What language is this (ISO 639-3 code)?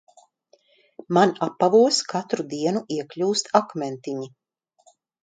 lav